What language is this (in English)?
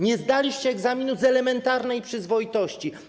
Polish